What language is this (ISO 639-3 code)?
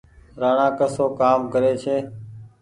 gig